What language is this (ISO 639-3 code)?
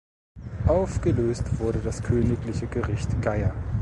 deu